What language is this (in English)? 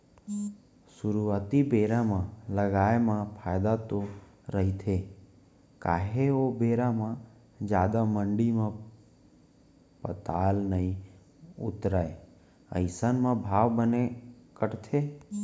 Chhattisgarhi